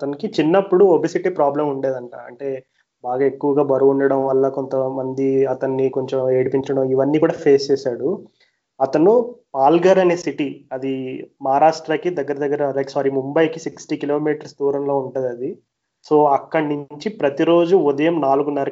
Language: Telugu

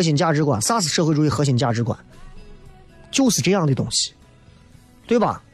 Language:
Chinese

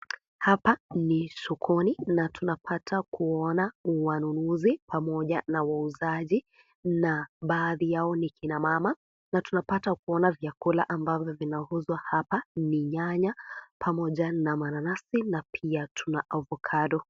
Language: Swahili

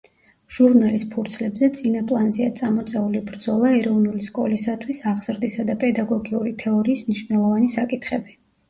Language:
Georgian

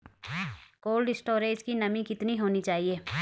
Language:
Hindi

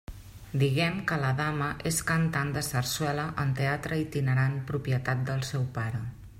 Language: Catalan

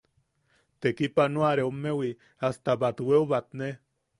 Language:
Yaqui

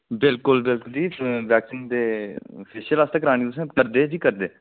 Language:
Dogri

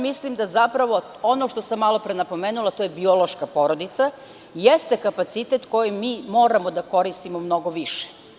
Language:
Serbian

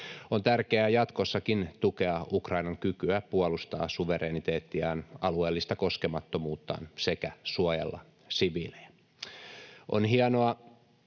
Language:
Finnish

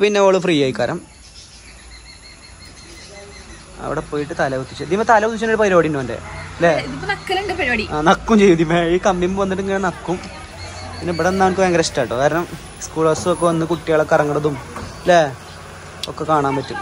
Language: Malayalam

